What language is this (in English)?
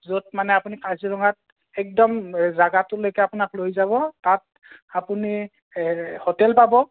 Assamese